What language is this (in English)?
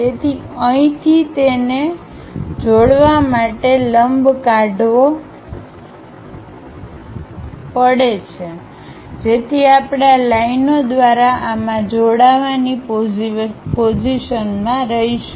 Gujarati